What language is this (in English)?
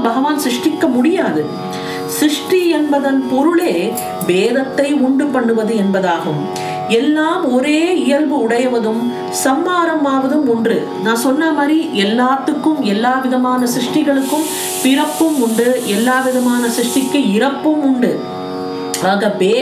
Tamil